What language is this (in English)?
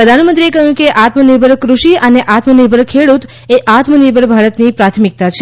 Gujarati